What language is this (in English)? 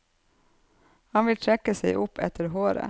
Norwegian